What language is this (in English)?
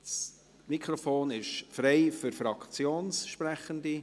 Swiss German